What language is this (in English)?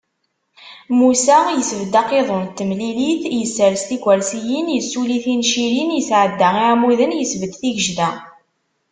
Kabyle